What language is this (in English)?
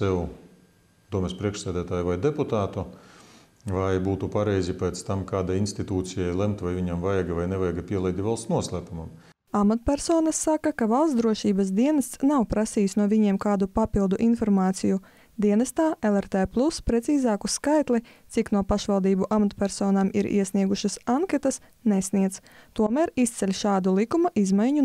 Latvian